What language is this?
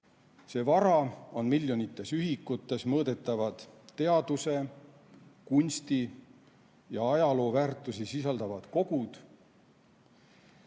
Estonian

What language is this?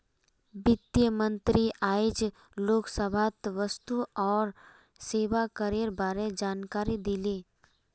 Magahi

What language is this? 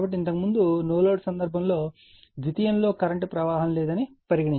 Telugu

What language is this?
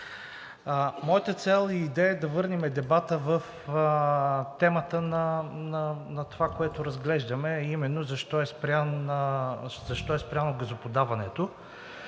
Bulgarian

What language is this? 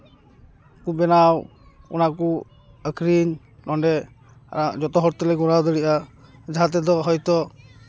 Santali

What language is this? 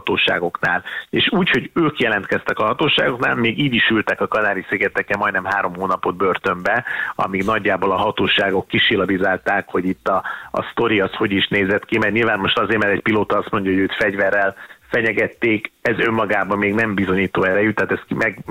Hungarian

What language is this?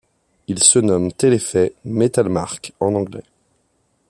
French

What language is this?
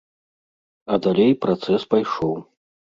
Belarusian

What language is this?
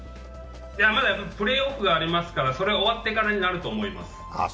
Japanese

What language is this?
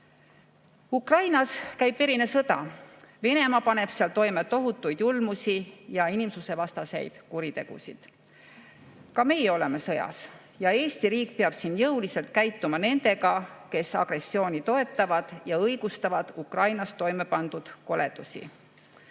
Estonian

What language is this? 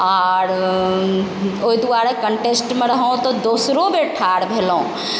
Maithili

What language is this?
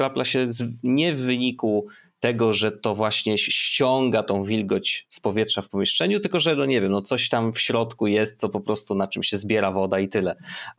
Polish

